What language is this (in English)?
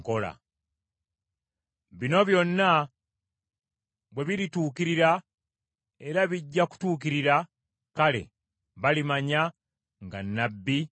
Ganda